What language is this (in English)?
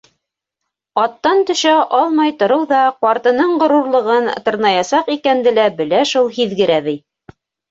Bashkir